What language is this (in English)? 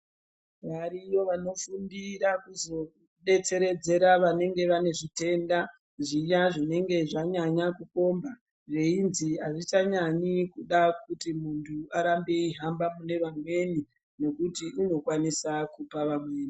Ndau